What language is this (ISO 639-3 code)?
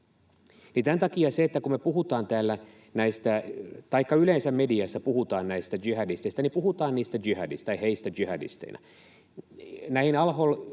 fin